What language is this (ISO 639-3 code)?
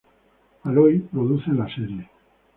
spa